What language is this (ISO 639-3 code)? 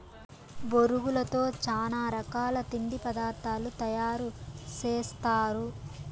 tel